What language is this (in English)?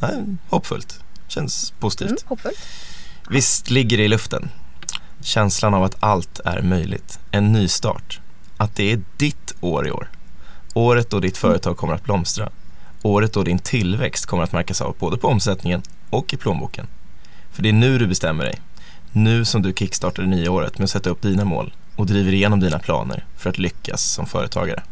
Swedish